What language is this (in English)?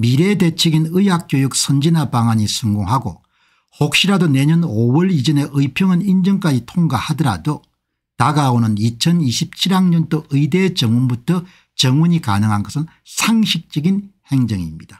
Korean